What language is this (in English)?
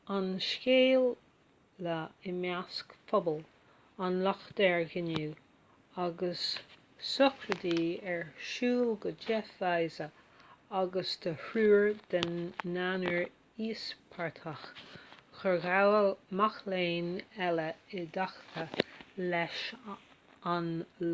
Irish